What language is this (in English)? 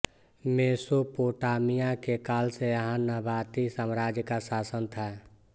Hindi